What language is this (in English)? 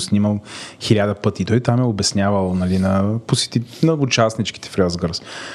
Bulgarian